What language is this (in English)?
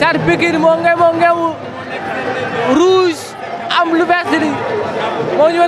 Indonesian